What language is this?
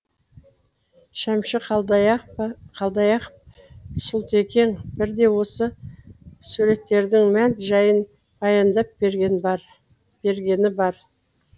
Kazakh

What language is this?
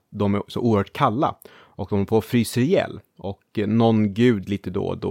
Swedish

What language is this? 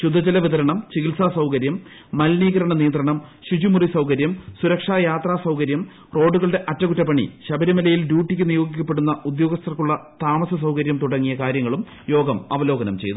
Malayalam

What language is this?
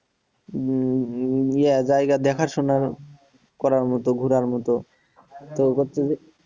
Bangla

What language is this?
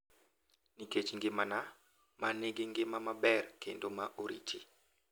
Luo (Kenya and Tanzania)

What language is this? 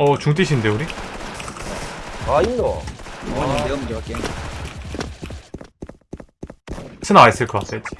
Korean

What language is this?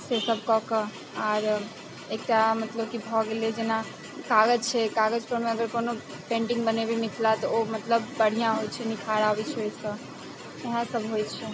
Maithili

